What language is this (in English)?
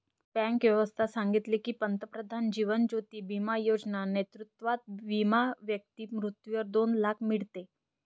Marathi